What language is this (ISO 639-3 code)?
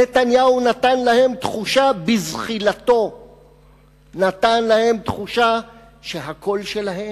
heb